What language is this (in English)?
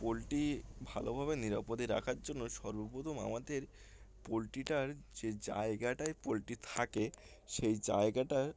Bangla